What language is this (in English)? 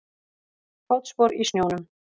Icelandic